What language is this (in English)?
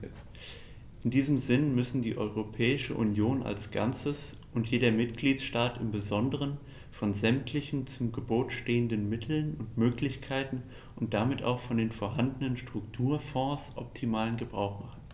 German